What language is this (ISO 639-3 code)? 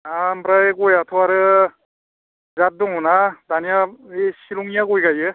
brx